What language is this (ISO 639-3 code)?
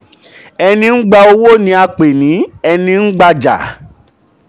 yor